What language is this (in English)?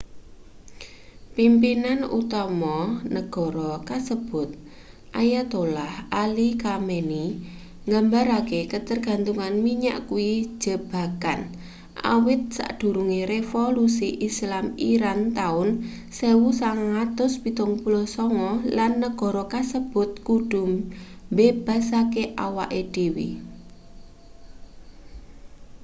Javanese